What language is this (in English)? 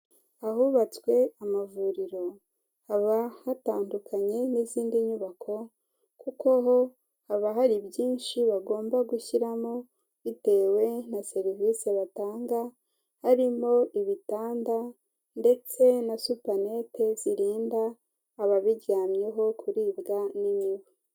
Kinyarwanda